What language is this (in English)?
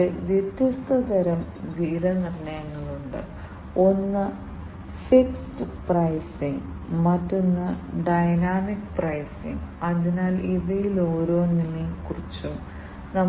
Malayalam